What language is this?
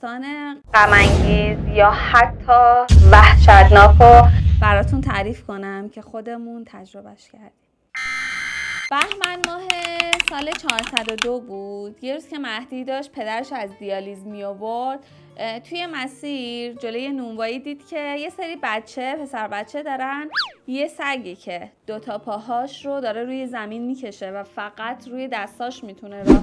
Persian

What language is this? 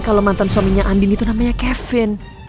Indonesian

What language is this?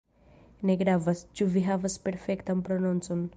Esperanto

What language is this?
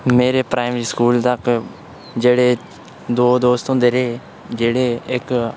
Dogri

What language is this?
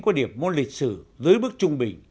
Vietnamese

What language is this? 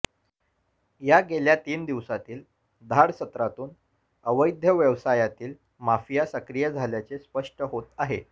Marathi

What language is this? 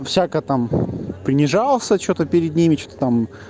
Russian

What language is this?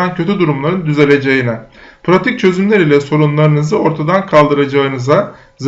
Turkish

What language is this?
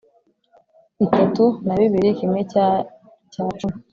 Kinyarwanda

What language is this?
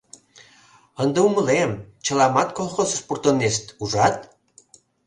Mari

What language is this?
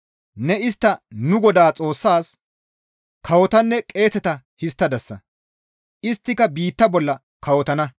Gamo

